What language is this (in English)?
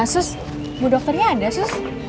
Indonesian